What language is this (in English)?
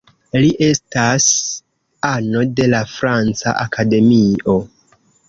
Esperanto